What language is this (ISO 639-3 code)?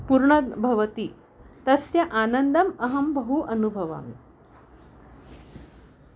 san